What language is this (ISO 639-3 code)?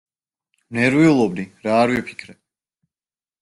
kat